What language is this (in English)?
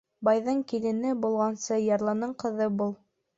Bashkir